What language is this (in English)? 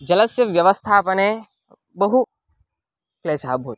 Sanskrit